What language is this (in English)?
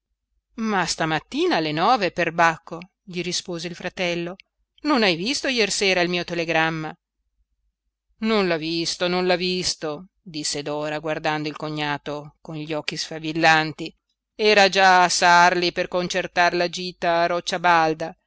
Italian